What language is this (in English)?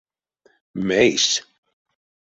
Erzya